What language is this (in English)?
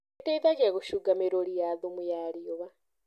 Kikuyu